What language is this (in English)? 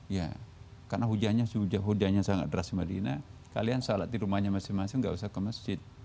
Indonesian